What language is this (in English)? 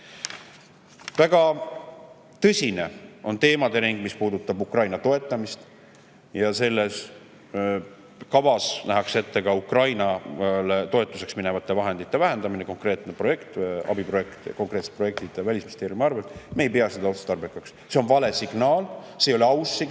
Estonian